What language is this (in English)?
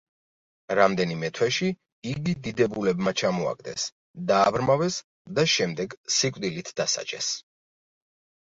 Georgian